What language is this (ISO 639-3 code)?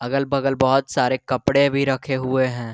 hin